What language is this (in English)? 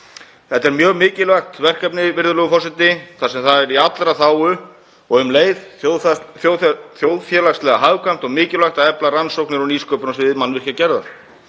Icelandic